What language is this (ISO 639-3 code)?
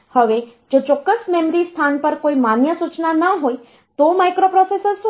guj